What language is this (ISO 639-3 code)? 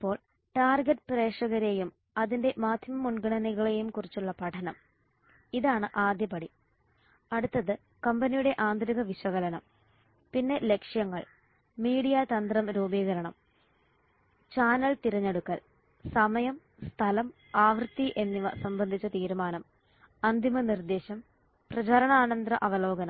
mal